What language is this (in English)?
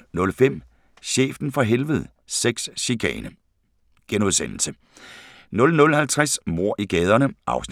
Danish